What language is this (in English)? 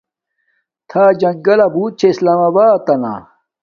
Domaaki